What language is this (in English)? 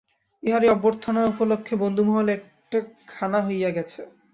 Bangla